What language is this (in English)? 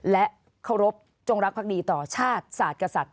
Thai